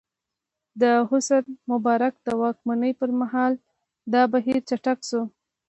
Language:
Pashto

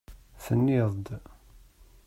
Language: Kabyle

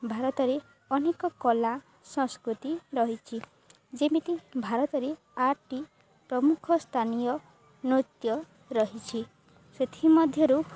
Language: Odia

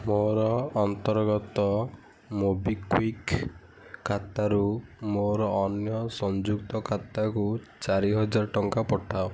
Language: Odia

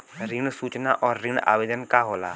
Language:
Bhojpuri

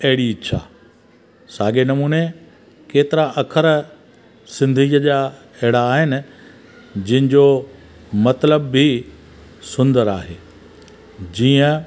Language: Sindhi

